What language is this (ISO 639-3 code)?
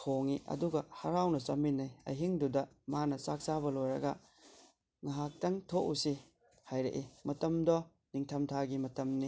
mni